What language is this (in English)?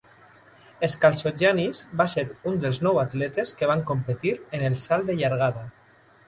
Catalan